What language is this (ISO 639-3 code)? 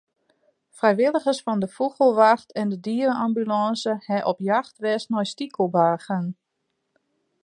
fry